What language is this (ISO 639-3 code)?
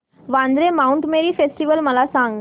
mar